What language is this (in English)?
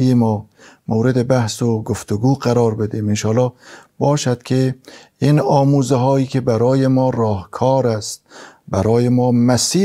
Persian